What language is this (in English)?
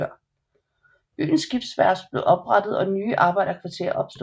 Danish